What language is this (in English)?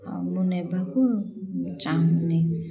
Odia